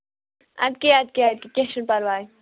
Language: Kashmiri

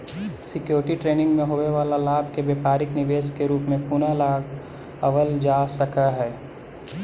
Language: Magahi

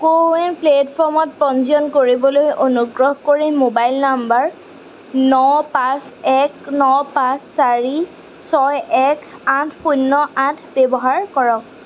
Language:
Assamese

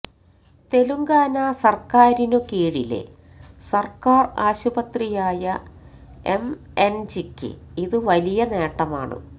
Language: Malayalam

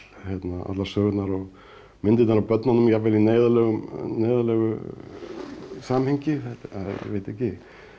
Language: Icelandic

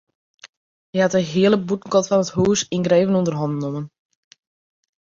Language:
Western Frisian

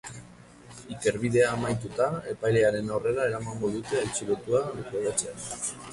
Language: Basque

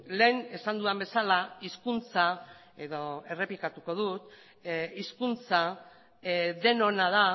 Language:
Basque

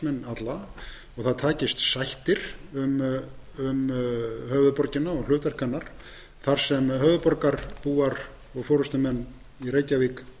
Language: Icelandic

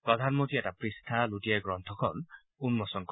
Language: Assamese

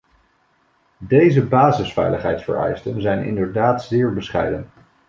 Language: Dutch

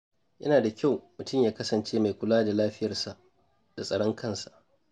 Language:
Hausa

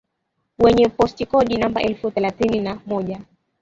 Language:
Swahili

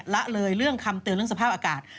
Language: Thai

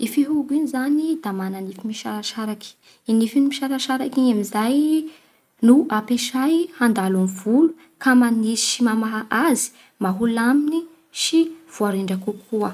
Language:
Bara Malagasy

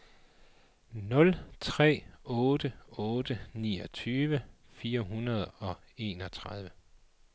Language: Danish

